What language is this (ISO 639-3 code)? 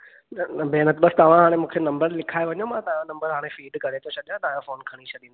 snd